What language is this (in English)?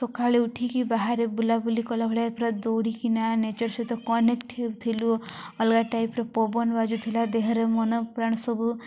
Odia